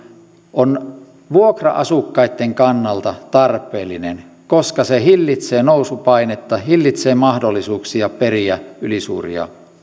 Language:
Finnish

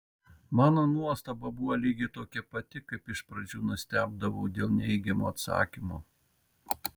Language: Lithuanian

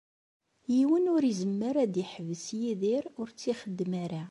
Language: Kabyle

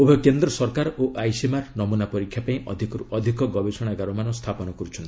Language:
Odia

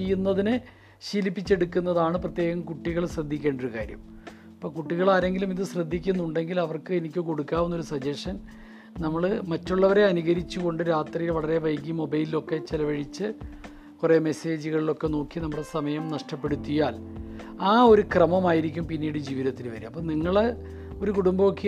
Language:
Malayalam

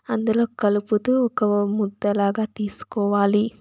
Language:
Telugu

